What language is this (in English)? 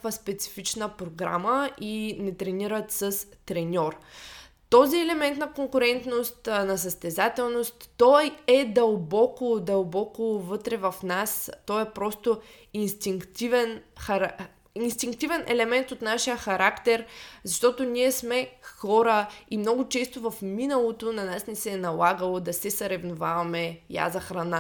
Bulgarian